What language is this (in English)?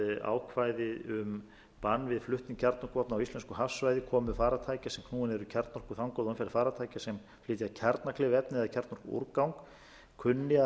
Icelandic